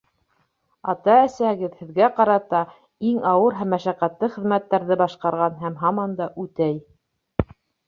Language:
Bashkir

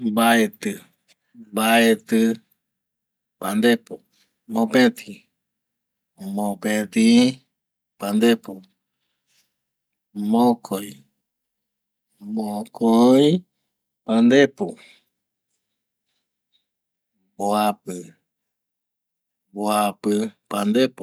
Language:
Eastern Bolivian Guaraní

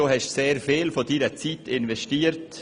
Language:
Swiss German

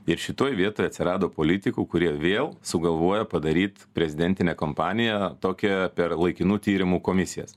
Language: Lithuanian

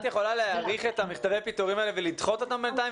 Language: Hebrew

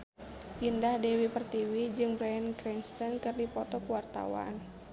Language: Sundanese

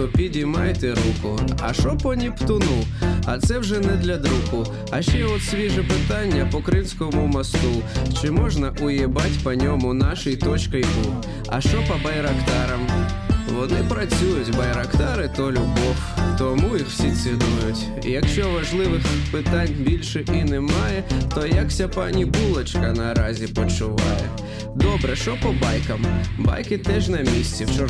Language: Ukrainian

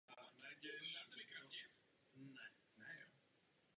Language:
Czech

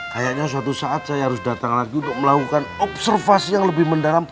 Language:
Indonesian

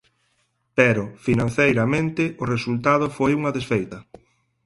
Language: Galician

